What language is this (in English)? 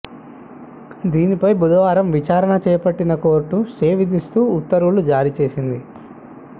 Telugu